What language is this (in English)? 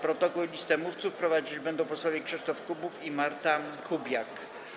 Polish